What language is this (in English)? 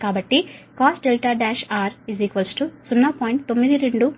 Telugu